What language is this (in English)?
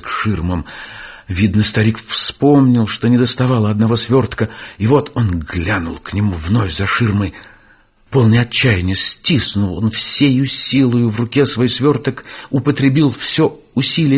Russian